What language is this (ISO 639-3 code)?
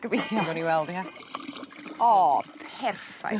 cym